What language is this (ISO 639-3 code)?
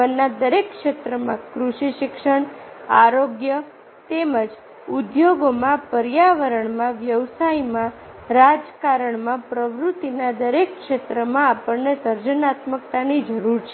guj